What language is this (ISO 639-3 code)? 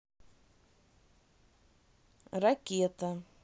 rus